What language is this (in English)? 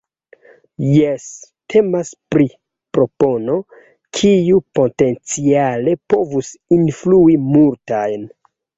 Esperanto